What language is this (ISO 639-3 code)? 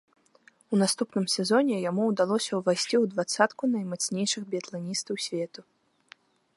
bel